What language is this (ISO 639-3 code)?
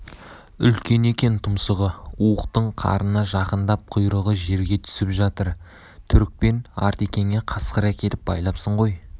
kaz